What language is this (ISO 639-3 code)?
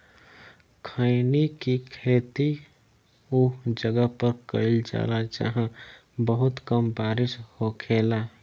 bho